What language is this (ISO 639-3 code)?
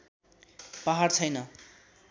nep